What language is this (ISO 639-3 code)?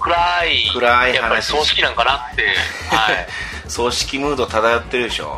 jpn